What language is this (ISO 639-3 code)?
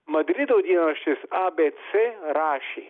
lit